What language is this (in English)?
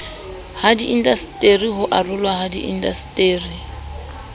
Southern Sotho